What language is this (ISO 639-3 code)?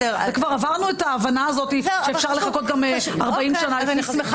heb